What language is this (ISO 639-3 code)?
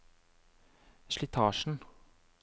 nor